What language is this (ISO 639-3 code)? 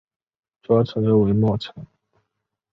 zho